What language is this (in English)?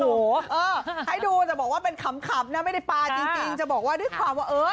Thai